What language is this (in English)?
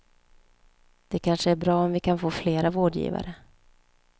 Swedish